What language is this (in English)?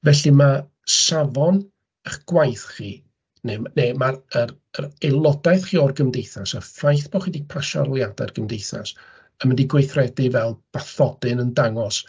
Welsh